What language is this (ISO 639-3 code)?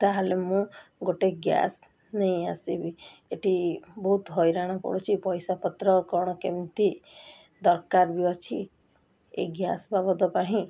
ori